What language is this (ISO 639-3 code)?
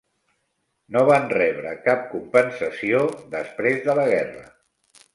cat